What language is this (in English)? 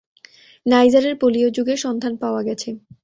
Bangla